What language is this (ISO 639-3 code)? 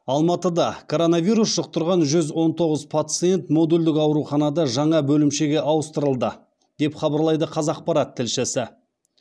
kaz